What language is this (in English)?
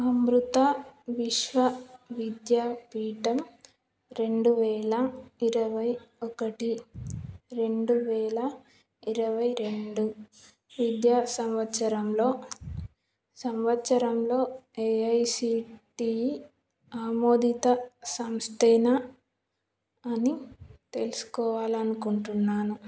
Telugu